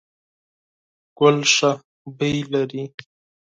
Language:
Pashto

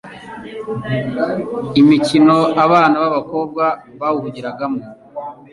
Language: Kinyarwanda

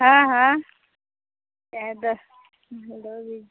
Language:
Maithili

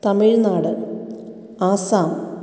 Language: Malayalam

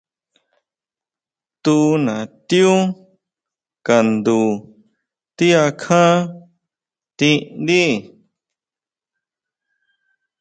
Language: Huautla Mazatec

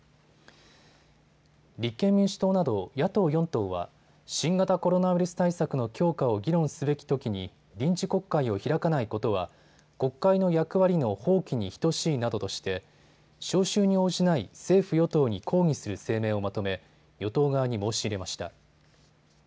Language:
Japanese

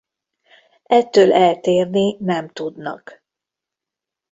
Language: Hungarian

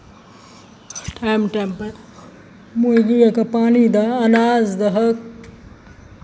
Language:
Maithili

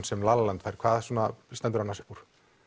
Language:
Icelandic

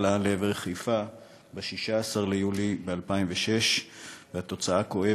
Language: Hebrew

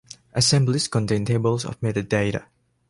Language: English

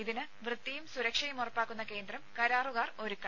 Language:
Malayalam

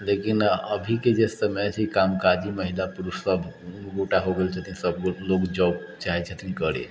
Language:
Maithili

